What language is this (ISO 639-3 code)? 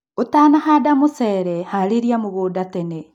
kik